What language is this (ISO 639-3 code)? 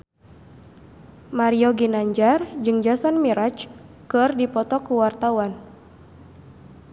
sun